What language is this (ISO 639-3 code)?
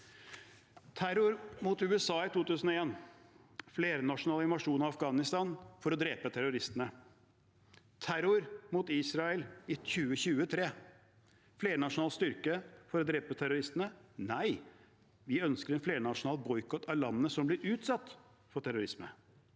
nor